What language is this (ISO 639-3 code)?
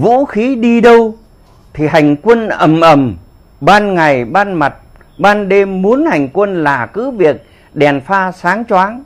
vie